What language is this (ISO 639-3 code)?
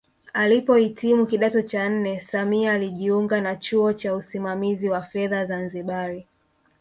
swa